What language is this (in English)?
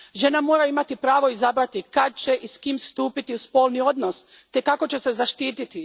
Croatian